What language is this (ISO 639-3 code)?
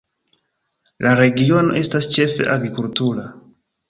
epo